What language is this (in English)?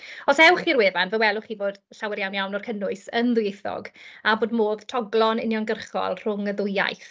Welsh